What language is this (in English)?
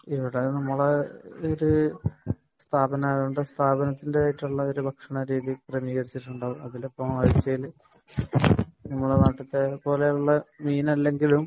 Malayalam